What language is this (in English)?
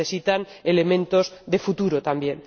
Spanish